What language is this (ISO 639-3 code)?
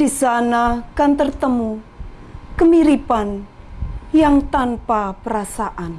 ind